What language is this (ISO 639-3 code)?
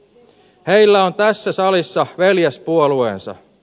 fin